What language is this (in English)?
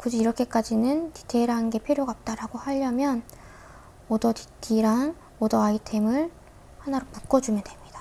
Korean